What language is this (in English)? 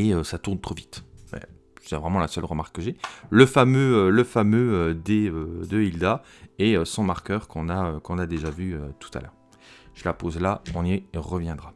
French